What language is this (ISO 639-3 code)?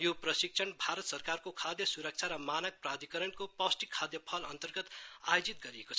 nep